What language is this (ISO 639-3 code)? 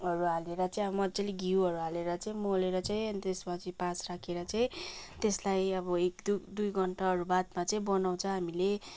nep